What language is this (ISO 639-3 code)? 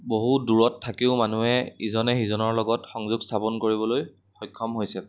asm